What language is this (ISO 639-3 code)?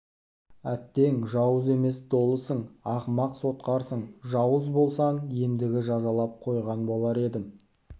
kaz